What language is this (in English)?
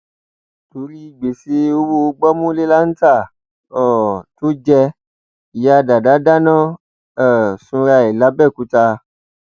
Yoruba